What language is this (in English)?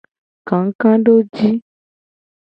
Gen